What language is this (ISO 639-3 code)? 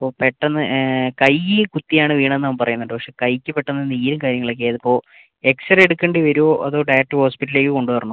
mal